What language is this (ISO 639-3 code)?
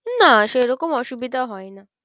ben